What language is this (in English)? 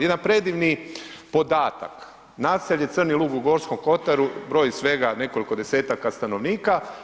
Croatian